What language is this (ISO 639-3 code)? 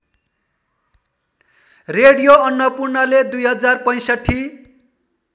nep